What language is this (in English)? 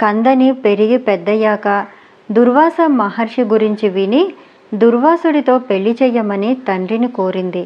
Telugu